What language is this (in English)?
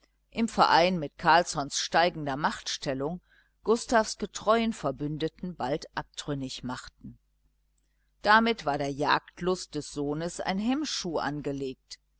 German